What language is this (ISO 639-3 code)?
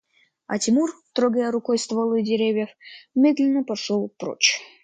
rus